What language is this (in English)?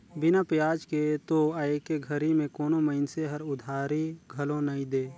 Chhattisgarhi